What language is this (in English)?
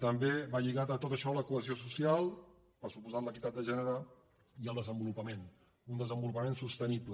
Catalan